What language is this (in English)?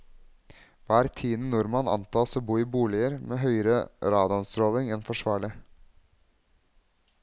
Norwegian